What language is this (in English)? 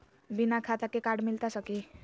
Magahi